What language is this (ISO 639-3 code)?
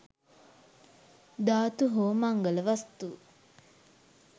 sin